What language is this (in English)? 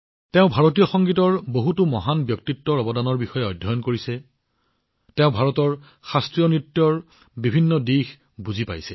Assamese